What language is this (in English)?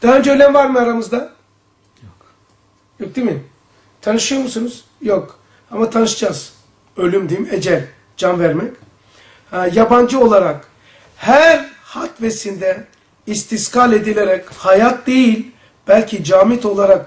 Turkish